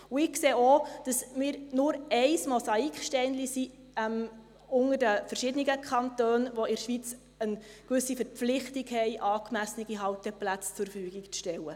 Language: Swiss German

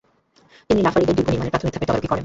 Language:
Bangla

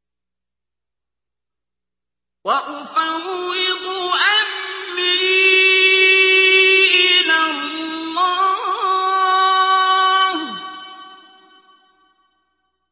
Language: Arabic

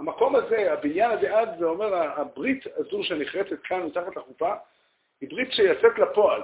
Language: Hebrew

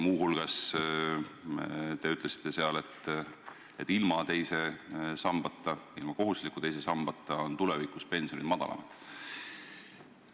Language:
Estonian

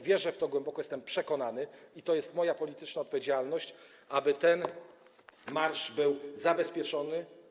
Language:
Polish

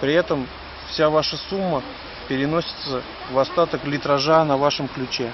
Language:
Russian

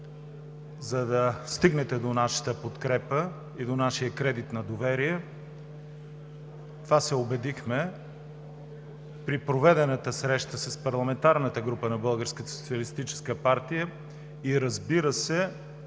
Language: Bulgarian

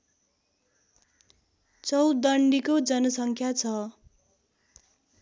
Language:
Nepali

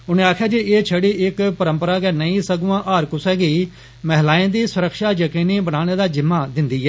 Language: Dogri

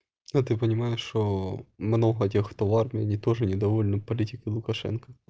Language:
Russian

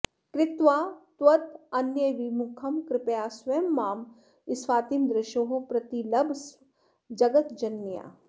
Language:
Sanskrit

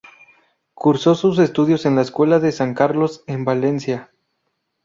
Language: Spanish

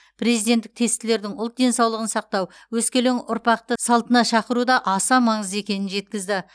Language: Kazakh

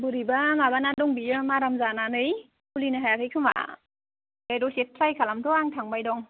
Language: Bodo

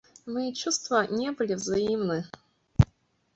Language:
Russian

